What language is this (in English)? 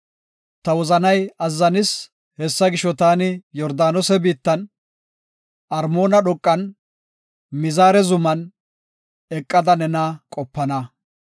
Gofa